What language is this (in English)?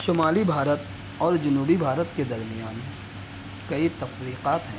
Urdu